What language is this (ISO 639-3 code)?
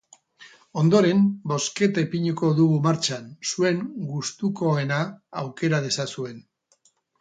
eus